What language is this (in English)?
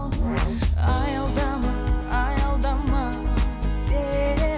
Kazakh